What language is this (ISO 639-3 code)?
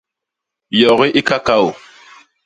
bas